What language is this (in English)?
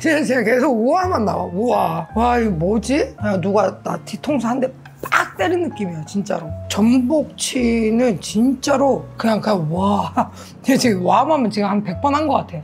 Korean